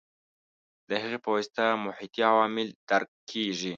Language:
Pashto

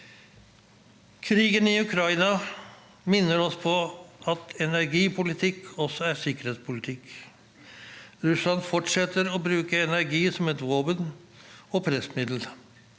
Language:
Norwegian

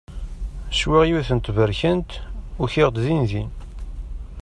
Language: Kabyle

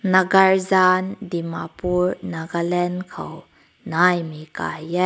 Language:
Rongmei Naga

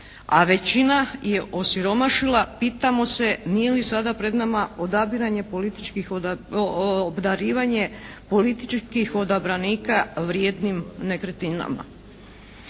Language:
Croatian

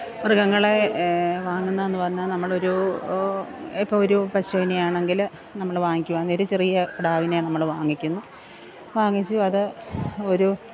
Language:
Malayalam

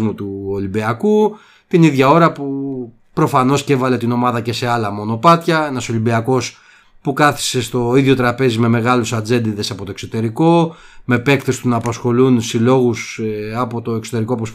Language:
Greek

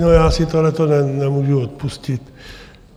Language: Czech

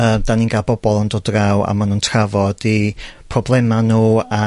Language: Welsh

